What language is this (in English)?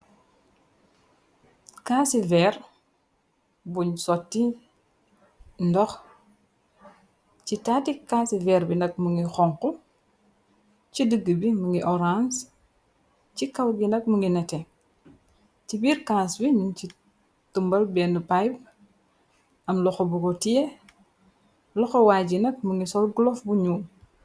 Wolof